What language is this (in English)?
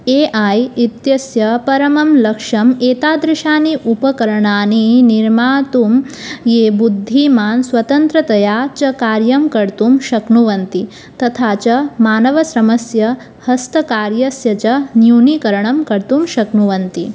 Sanskrit